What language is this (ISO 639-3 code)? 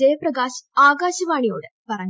mal